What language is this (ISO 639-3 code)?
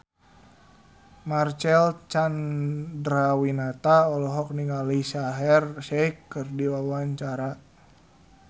sun